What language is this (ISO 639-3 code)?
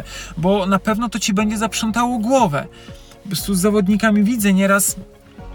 pol